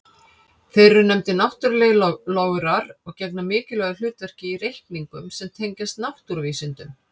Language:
Icelandic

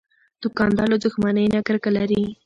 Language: Pashto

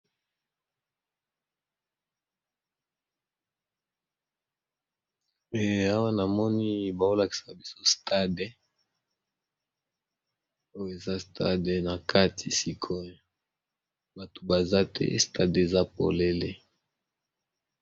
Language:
Lingala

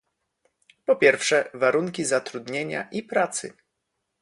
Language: Polish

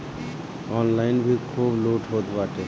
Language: Bhojpuri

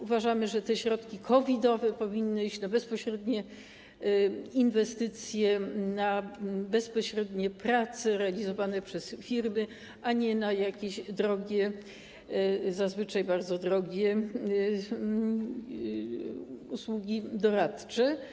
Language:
Polish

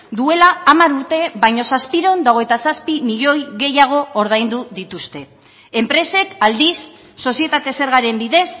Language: Basque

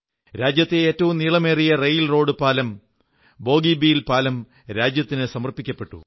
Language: Malayalam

